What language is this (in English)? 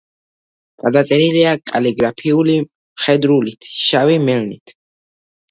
Georgian